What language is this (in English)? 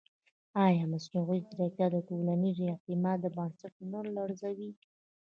Pashto